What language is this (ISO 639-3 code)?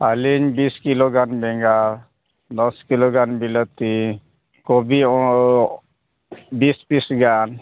sat